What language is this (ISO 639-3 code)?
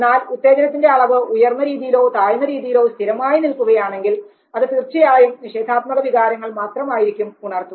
mal